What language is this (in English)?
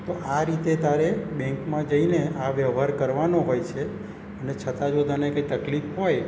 Gujarati